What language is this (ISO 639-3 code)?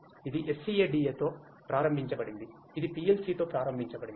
tel